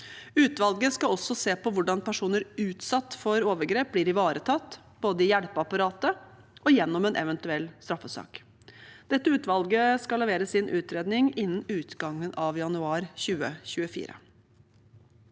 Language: Norwegian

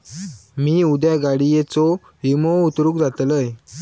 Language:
Marathi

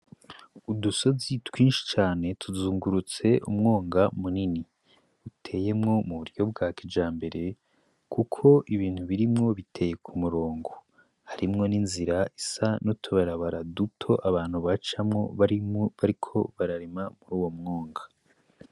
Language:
Rundi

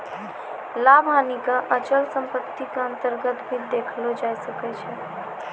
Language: Maithili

